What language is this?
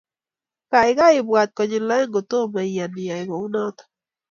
Kalenjin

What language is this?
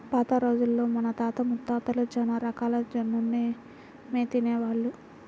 Telugu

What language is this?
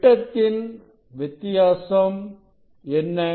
Tamil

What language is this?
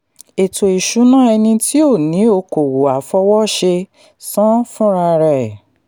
Yoruba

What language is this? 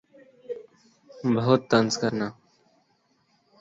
Urdu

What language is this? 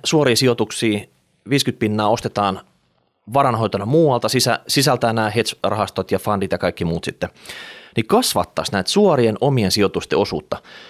Finnish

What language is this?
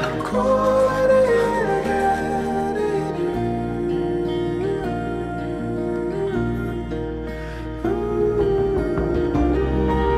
Korean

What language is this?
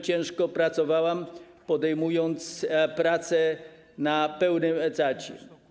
Polish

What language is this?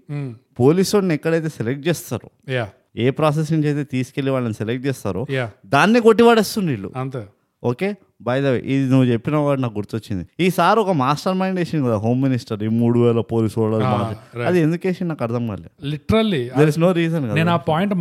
Telugu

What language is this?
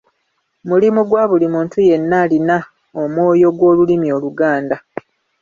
Ganda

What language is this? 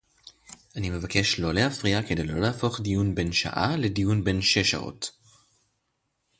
Hebrew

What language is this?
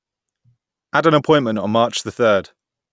English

